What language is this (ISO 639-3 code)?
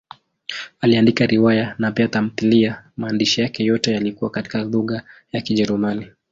swa